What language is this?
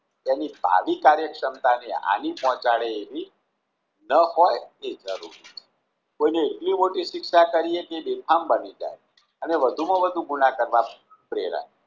Gujarati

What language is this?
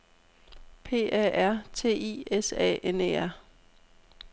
Danish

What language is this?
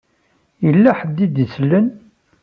Kabyle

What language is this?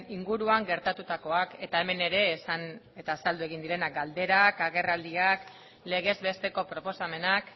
Basque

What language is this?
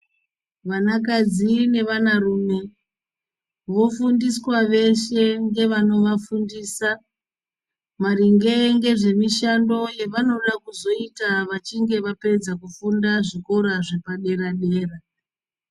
Ndau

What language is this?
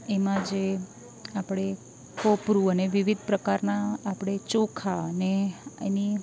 Gujarati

